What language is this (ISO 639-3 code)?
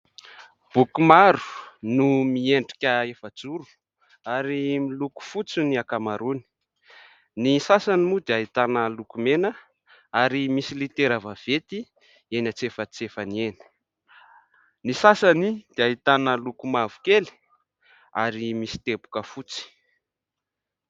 mlg